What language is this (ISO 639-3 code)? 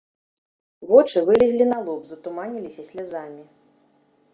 bel